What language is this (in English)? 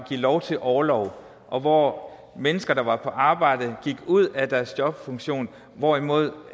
Danish